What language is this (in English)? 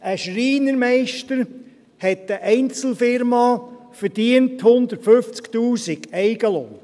Swiss German